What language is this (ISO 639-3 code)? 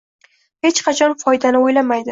uzb